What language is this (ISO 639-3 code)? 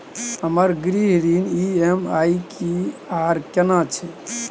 mai